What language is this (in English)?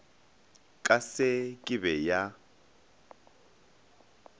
Northern Sotho